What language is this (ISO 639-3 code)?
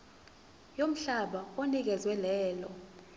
zul